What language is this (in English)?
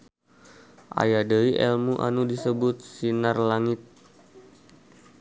Sundanese